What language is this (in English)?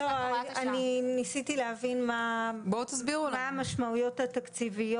Hebrew